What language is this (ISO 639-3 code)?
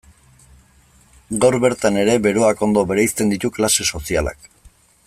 eus